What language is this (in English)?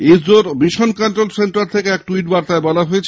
Bangla